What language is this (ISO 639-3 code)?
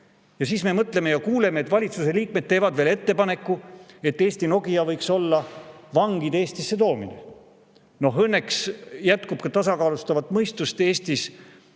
est